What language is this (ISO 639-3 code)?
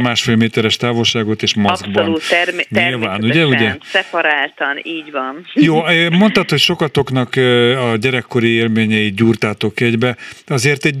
hun